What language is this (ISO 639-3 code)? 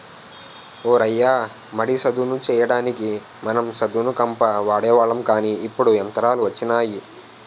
tel